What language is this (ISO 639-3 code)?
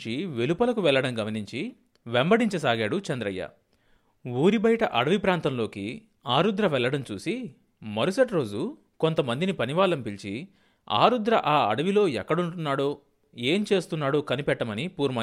tel